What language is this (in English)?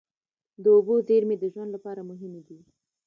Pashto